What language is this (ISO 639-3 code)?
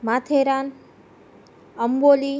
guj